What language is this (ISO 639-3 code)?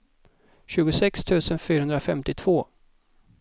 swe